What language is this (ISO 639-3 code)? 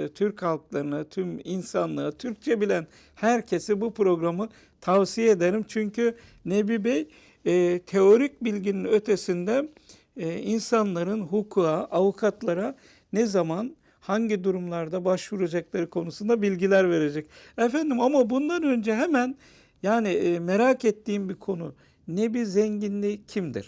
tur